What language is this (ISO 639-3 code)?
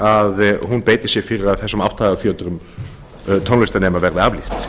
isl